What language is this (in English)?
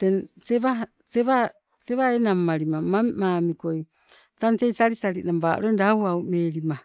Sibe